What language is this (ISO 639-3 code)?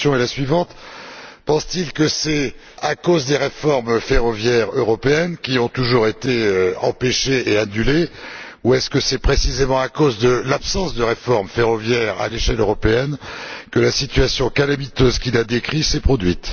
fra